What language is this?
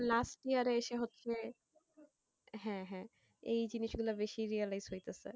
Bangla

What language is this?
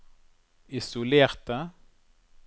Norwegian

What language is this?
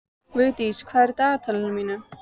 Icelandic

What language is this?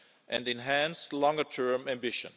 English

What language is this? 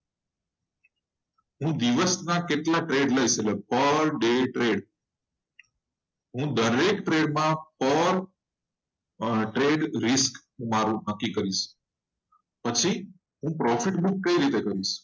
Gujarati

